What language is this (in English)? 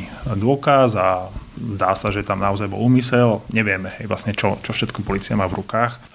Slovak